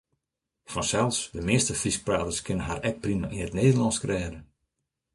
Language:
Western Frisian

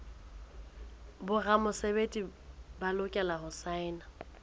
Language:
Southern Sotho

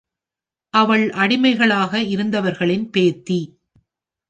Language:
Tamil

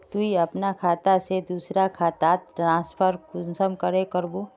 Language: Magahi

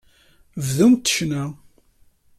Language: Kabyle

